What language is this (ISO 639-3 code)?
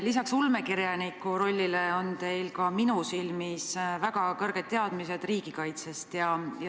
est